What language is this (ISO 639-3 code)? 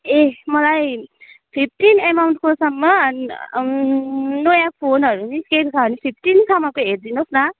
nep